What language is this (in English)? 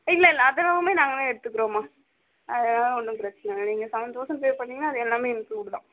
Tamil